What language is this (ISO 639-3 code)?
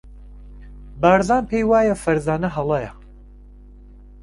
ckb